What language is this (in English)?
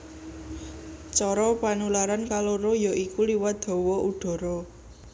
Javanese